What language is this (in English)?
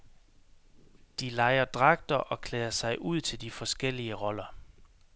Danish